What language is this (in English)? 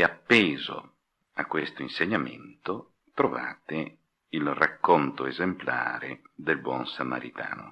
Italian